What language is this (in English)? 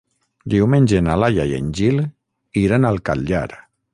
Catalan